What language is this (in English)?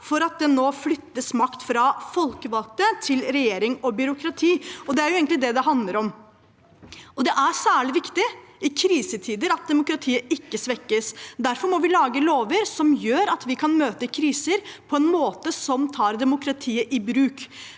Norwegian